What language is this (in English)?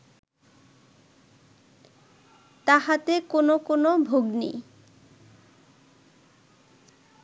Bangla